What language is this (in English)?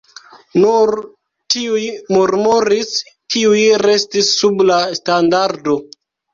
Esperanto